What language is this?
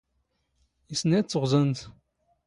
Standard Moroccan Tamazight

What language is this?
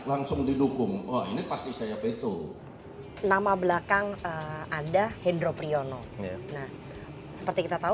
Indonesian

